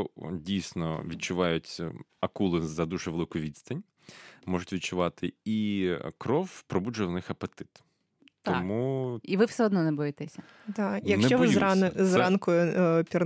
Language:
Ukrainian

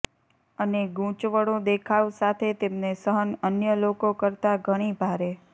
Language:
Gujarati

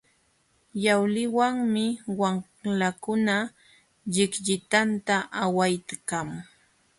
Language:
Jauja Wanca Quechua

